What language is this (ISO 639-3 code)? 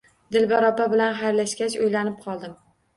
uzb